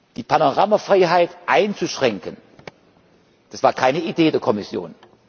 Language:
German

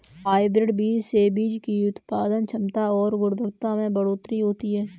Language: Hindi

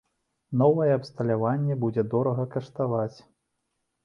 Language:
Belarusian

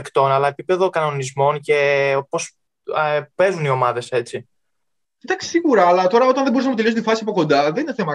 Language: Greek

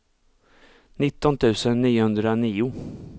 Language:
Swedish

